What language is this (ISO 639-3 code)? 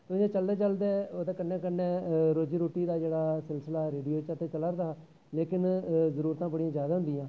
doi